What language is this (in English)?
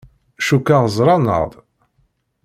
Kabyle